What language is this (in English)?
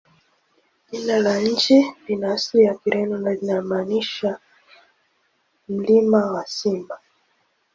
Swahili